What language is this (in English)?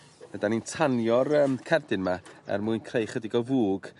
Welsh